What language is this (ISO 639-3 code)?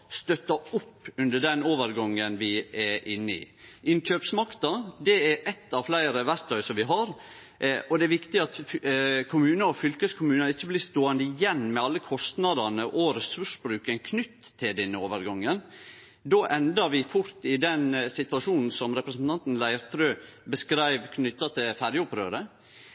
nno